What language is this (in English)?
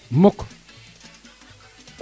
Serer